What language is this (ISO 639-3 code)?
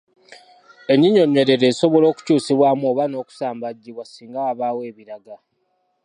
lug